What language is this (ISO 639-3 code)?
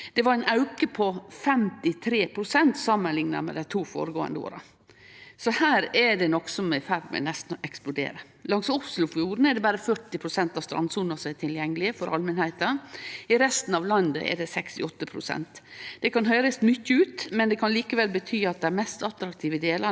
nor